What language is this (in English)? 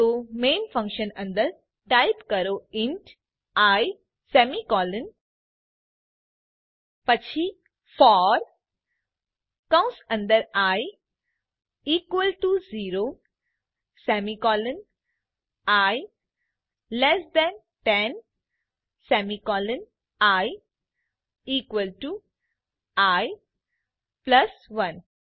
Gujarati